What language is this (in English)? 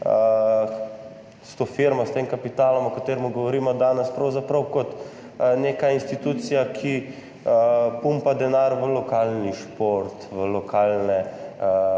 Slovenian